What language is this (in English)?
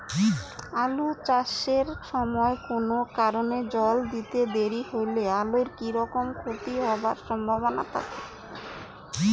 Bangla